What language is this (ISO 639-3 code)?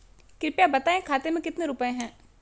hin